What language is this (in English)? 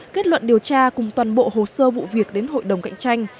Vietnamese